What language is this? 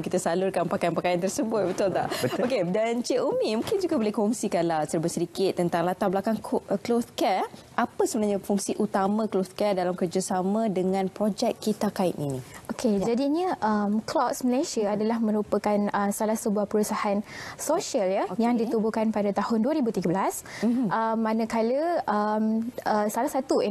Malay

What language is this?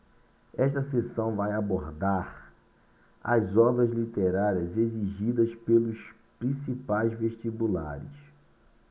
Portuguese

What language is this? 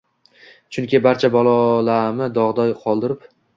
Uzbek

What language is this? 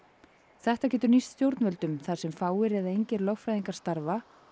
Icelandic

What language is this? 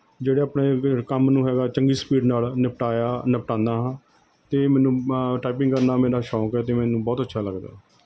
Punjabi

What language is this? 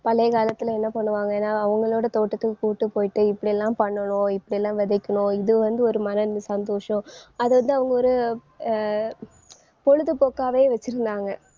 Tamil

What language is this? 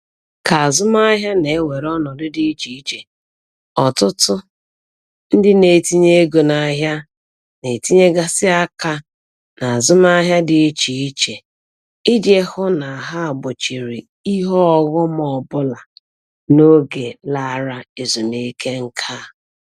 Igbo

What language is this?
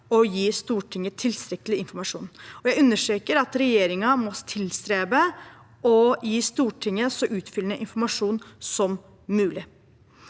Norwegian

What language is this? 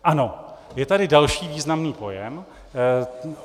Czech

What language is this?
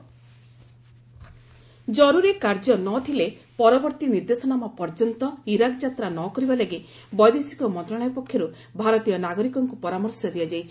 Odia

